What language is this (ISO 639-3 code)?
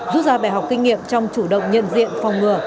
vie